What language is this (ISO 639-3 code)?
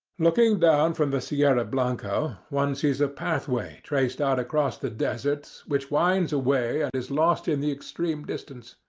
eng